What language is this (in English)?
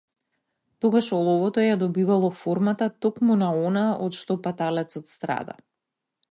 Macedonian